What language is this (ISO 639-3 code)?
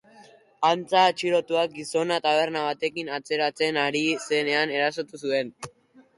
eus